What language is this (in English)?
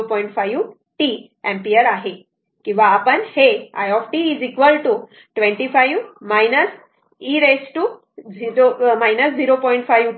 Marathi